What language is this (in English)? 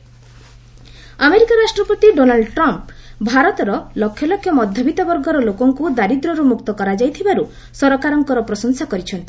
Odia